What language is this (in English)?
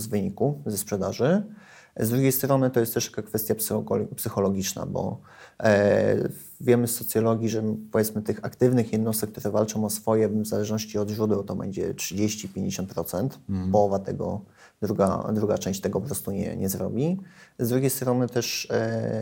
Polish